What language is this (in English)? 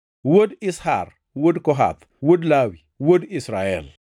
Luo (Kenya and Tanzania)